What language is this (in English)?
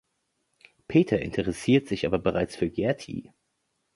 German